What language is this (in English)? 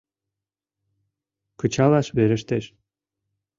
Mari